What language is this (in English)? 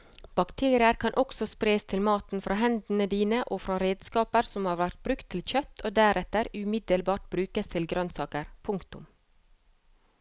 Norwegian